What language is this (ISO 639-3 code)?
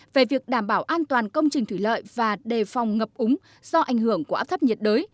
vie